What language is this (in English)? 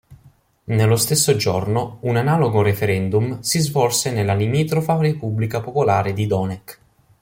Italian